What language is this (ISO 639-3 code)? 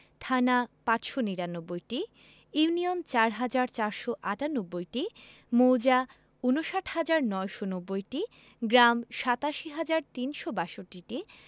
ben